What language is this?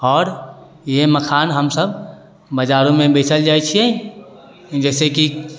Maithili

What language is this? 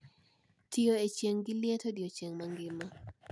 Luo (Kenya and Tanzania)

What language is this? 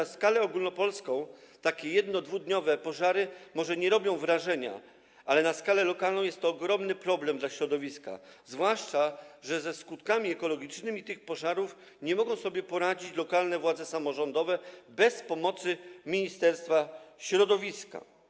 Polish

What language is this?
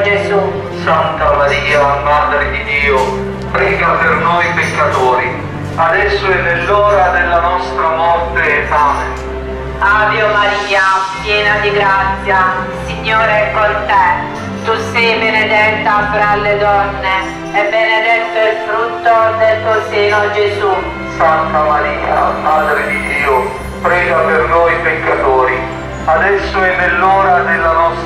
Italian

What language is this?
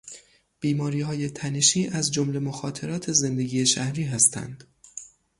Persian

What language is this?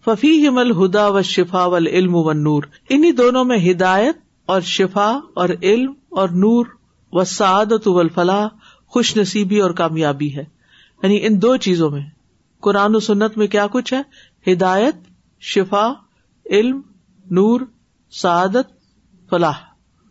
Urdu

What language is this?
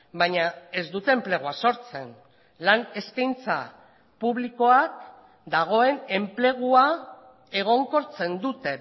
Basque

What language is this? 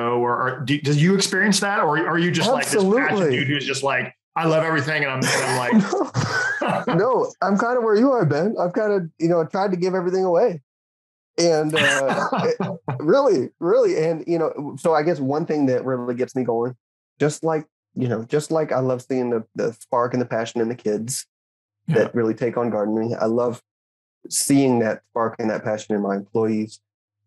English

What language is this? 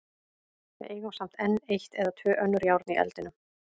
Icelandic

